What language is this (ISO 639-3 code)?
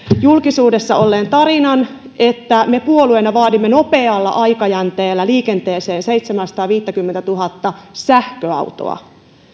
fin